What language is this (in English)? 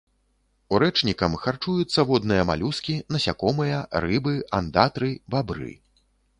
Belarusian